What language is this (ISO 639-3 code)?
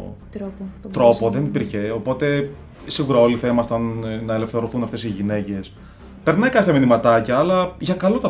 ell